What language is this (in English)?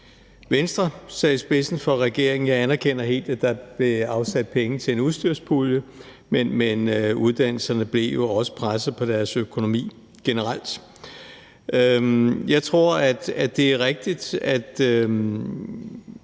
Danish